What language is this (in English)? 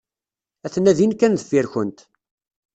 Kabyle